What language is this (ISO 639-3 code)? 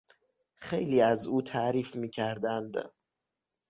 fas